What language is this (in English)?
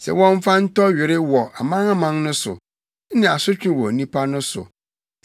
Akan